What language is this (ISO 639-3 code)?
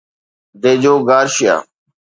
snd